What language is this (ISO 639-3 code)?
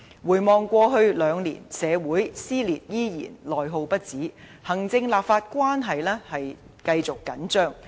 yue